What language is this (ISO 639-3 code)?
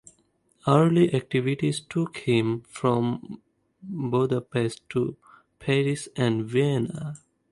eng